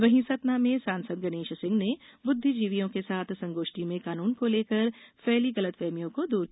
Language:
Hindi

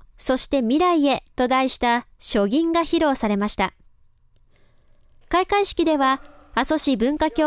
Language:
Japanese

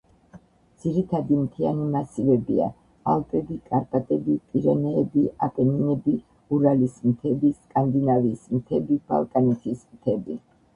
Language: Georgian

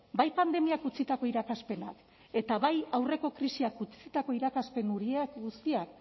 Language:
Basque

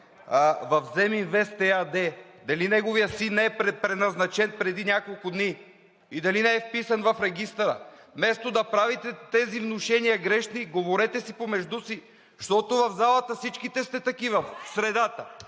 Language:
Bulgarian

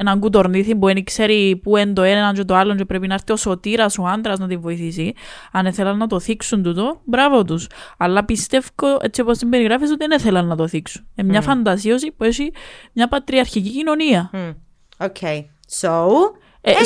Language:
Greek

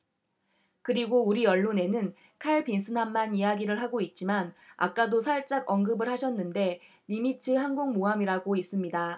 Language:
Korean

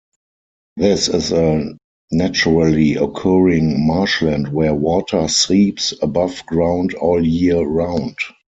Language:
English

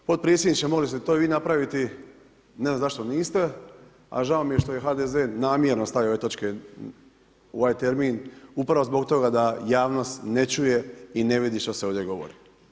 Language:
Croatian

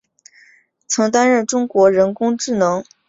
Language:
Chinese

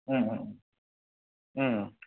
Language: Bodo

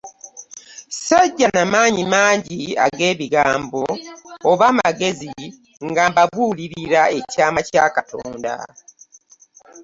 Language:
Ganda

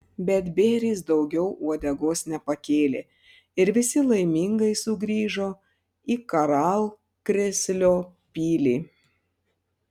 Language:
Lithuanian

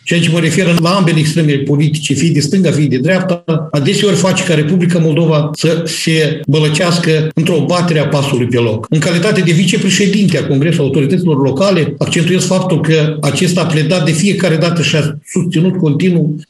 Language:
Romanian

